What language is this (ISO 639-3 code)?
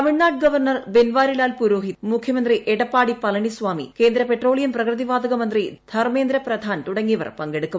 mal